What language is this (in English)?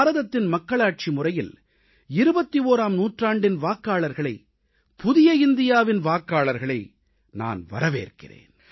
Tamil